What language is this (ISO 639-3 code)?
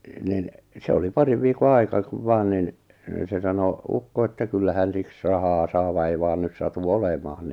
fin